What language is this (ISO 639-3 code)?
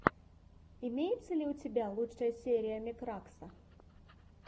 rus